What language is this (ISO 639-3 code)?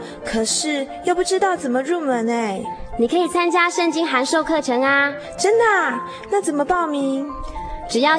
zho